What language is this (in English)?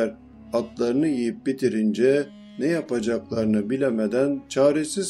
Turkish